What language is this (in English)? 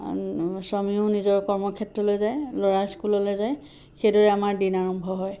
Assamese